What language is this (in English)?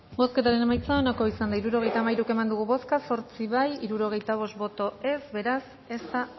Basque